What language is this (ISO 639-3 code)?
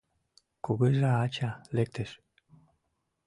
chm